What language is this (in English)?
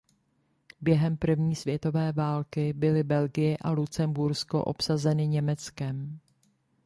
Czech